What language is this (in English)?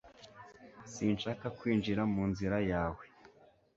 Kinyarwanda